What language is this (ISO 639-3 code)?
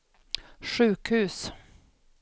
swe